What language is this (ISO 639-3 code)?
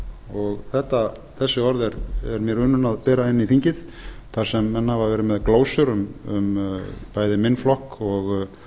isl